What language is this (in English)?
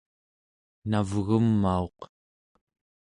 Central Yupik